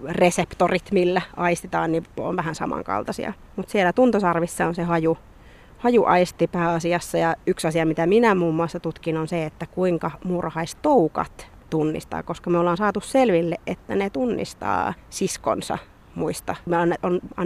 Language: Finnish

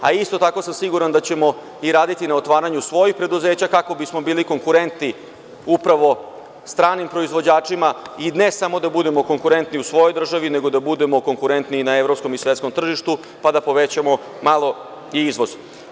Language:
Serbian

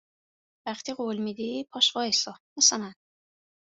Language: Persian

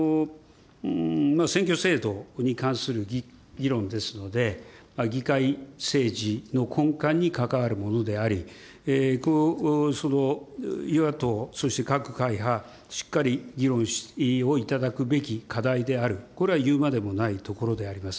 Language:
Japanese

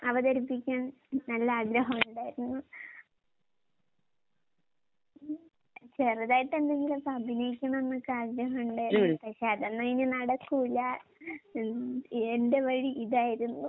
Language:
Malayalam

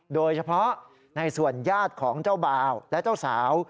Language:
Thai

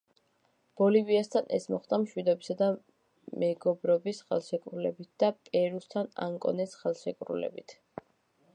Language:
Georgian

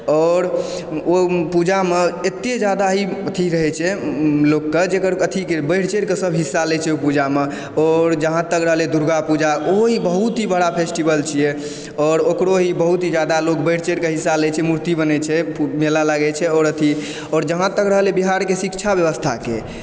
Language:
Maithili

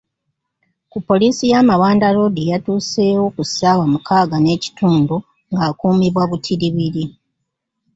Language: Ganda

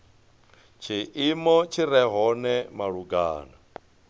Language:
Venda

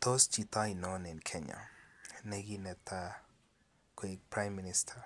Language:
Kalenjin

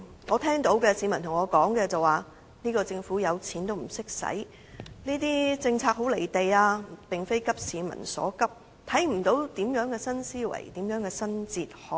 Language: Cantonese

